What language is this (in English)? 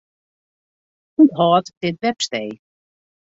Western Frisian